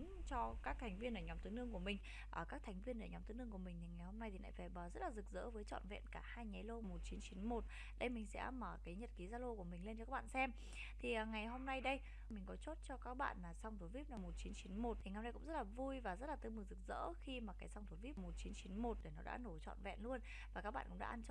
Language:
Vietnamese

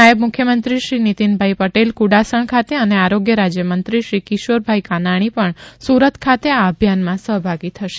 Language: Gujarati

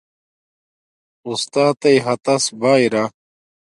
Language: Domaaki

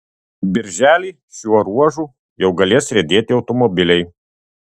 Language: Lithuanian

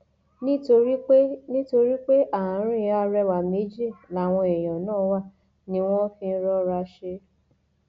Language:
Yoruba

